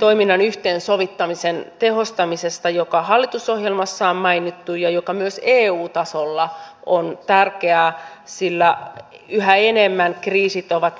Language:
Finnish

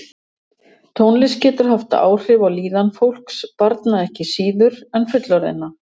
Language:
Icelandic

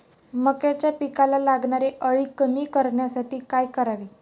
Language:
Marathi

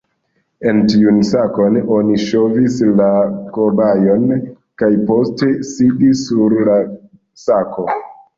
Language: Esperanto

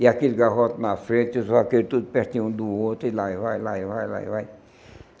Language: Portuguese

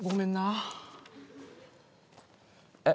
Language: Japanese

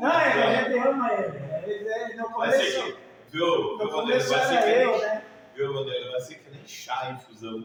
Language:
Portuguese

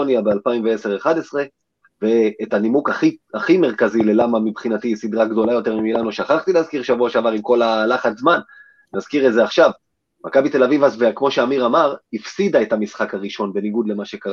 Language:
Hebrew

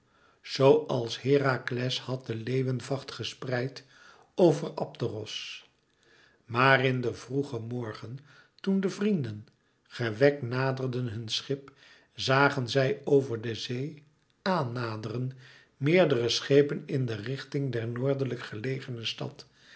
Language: Dutch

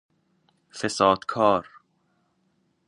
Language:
Persian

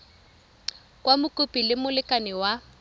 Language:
Tswana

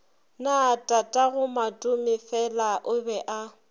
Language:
Northern Sotho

